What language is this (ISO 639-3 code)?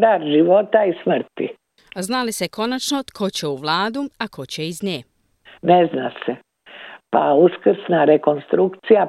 hrv